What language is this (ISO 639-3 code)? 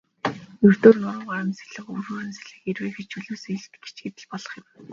mon